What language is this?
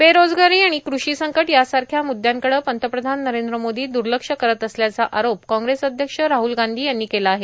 Marathi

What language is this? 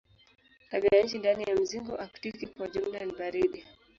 Swahili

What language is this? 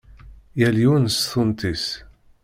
Kabyle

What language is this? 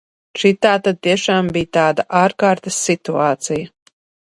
Latvian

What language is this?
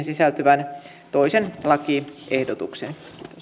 Finnish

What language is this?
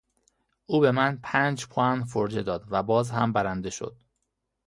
Persian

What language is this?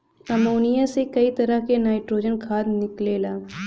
Bhojpuri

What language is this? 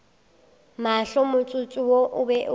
Northern Sotho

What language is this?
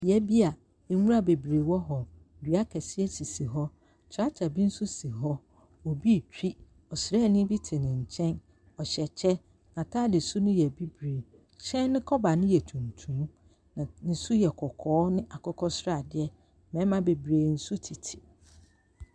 Akan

